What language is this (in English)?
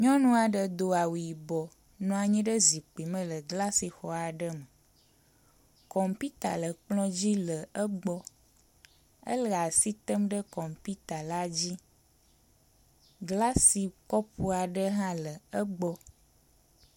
Ewe